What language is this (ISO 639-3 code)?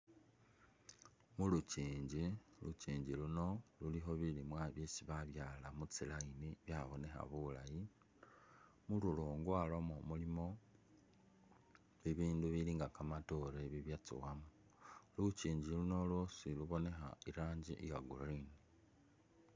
myx